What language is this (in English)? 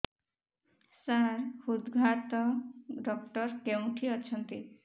Odia